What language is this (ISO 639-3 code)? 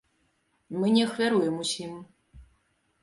bel